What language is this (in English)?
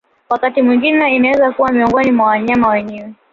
Swahili